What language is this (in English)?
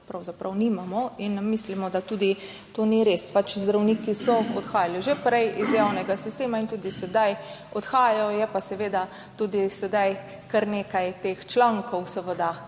Slovenian